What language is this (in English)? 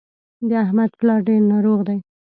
Pashto